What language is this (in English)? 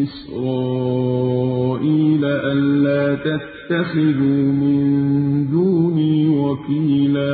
Arabic